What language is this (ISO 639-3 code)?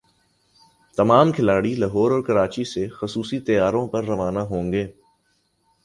urd